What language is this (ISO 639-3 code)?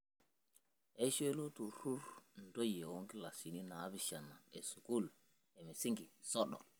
mas